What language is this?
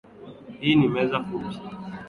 Swahili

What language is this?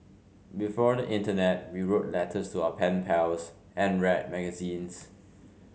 English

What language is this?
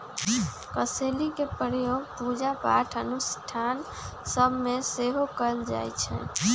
Magahi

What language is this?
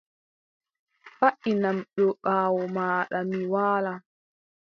Adamawa Fulfulde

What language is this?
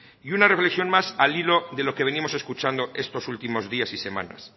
Spanish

